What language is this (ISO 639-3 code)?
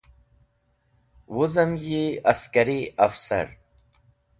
wbl